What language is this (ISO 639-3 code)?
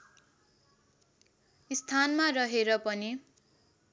nep